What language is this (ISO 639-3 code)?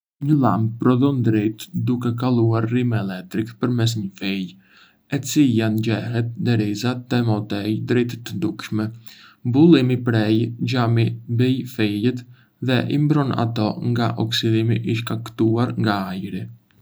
aae